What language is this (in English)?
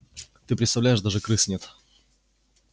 Russian